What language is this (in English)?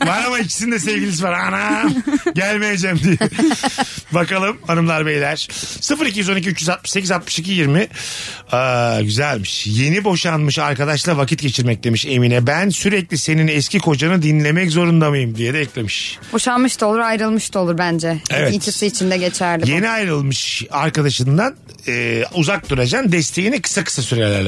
Turkish